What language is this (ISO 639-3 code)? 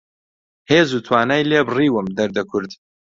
ckb